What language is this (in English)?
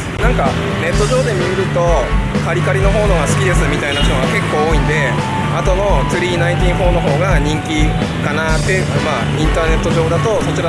Japanese